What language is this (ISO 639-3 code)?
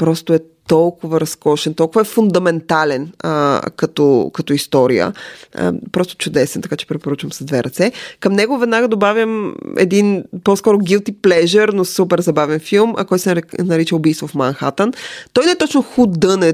bul